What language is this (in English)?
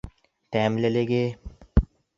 Bashkir